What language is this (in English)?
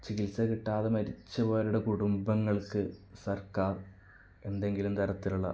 Malayalam